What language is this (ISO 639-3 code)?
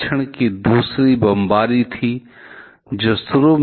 hin